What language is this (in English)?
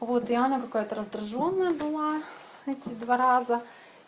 Russian